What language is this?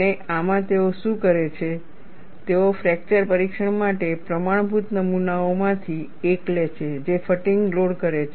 Gujarati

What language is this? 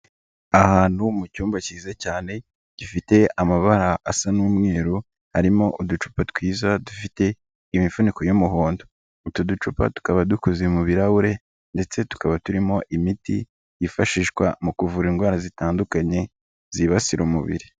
Kinyarwanda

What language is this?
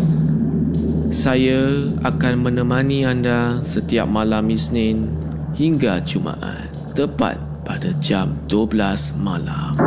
Malay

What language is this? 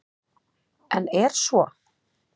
Icelandic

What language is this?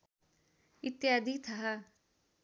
Nepali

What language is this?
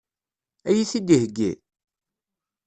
Kabyle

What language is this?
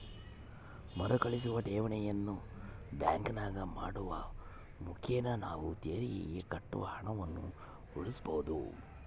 Kannada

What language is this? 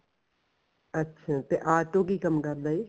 Punjabi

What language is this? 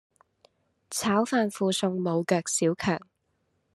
Cantonese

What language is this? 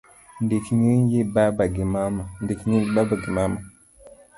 Luo (Kenya and Tanzania)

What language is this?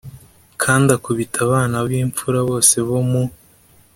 Kinyarwanda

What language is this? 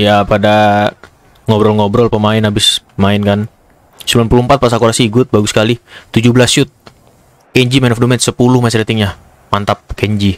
Indonesian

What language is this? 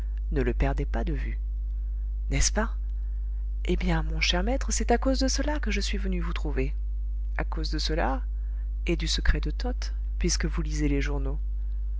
French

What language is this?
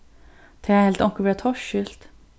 Faroese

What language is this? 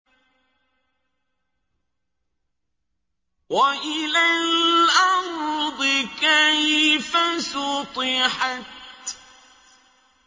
Arabic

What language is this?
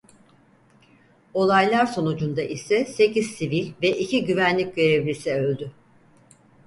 Turkish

